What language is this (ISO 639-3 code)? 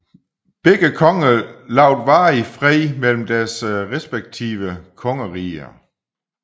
dan